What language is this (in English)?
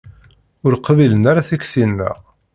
Kabyle